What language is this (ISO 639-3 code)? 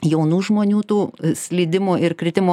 lit